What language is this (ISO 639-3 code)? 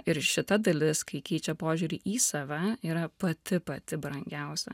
lit